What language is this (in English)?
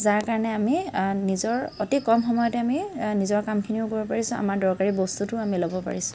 Assamese